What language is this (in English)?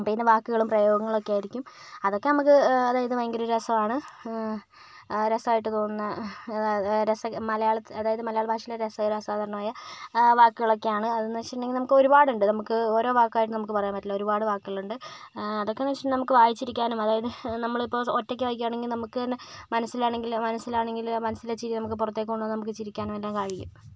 Malayalam